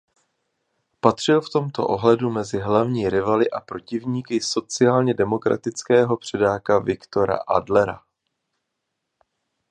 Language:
Czech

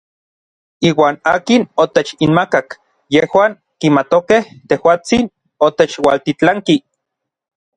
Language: Orizaba Nahuatl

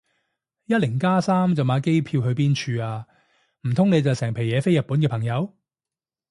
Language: Cantonese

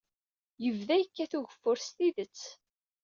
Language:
Kabyle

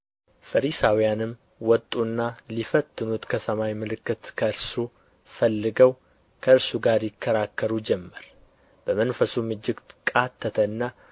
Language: Amharic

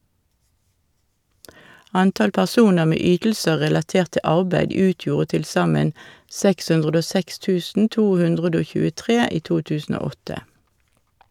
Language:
Norwegian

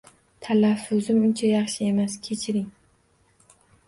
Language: Uzbek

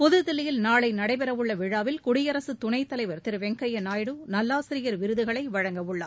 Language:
Tamil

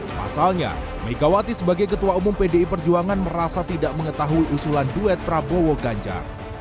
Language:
Indonesian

